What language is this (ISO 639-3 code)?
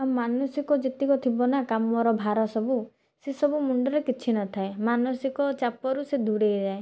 ori